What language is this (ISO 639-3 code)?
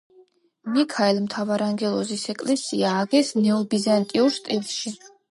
kat